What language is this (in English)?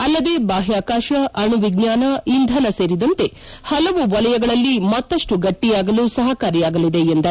Kannada